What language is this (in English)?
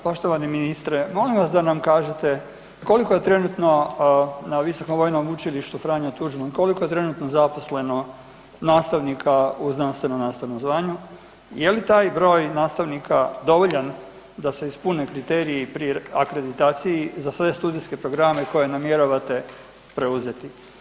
Croatian